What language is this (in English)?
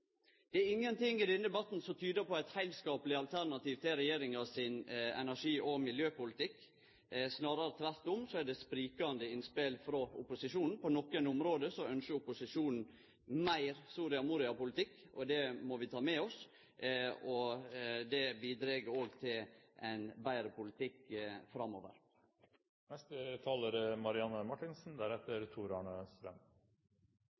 Norwegian